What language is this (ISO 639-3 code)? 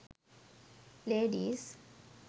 sin